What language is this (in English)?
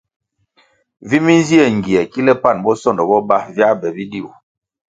Kwasio